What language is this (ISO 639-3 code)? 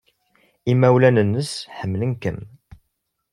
kab